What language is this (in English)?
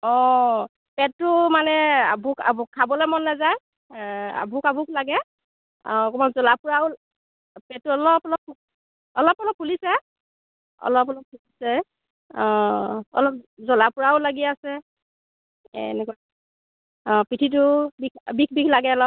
Assamese